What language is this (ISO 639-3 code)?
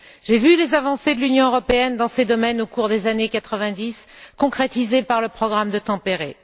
fra